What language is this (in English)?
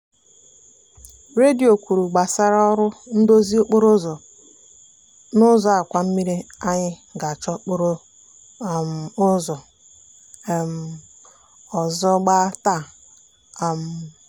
Igbo